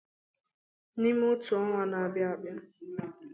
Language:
Igbo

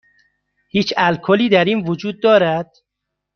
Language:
Persian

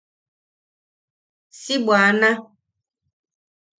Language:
Yaqui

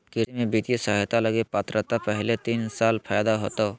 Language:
Magahi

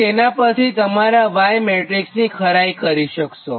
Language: Gujarati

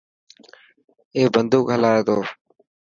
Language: Dhatki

